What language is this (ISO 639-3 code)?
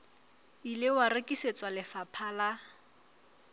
sot